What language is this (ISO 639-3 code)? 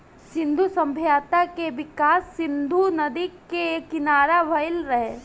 bho